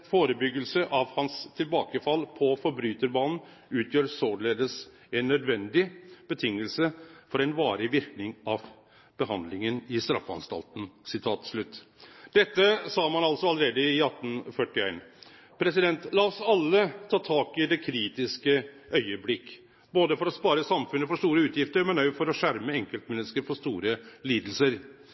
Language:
Norwegian Nynorsk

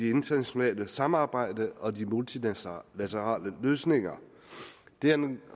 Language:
Danish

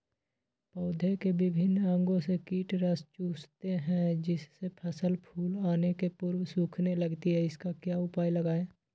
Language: Magahi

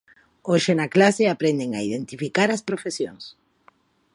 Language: Galician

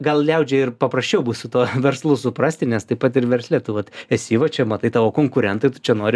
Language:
Lithuanian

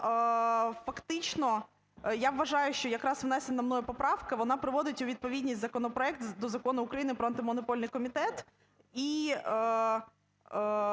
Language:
Ukrainian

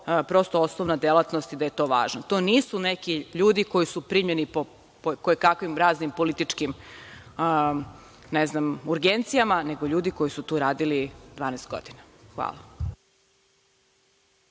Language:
Serbian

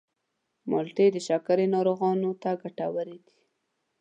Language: Pashto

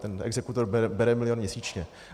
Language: Czech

